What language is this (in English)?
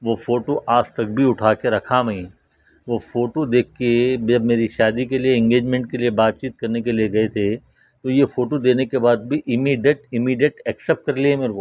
Urdu